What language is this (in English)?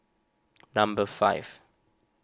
English